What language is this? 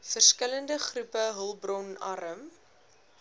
Afrikaans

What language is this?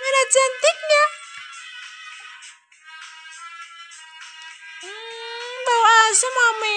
Indonesian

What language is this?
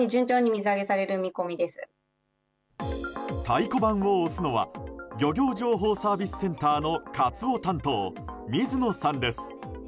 Japanese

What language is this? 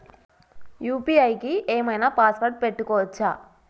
Telugu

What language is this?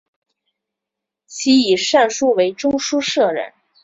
Chinese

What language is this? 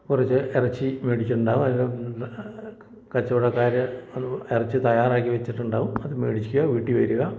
Malayalam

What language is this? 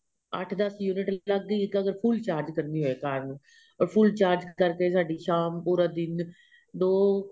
Punjabi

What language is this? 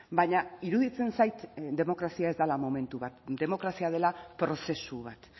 Basque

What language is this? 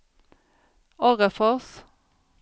Swedish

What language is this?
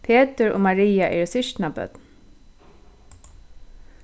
Faroese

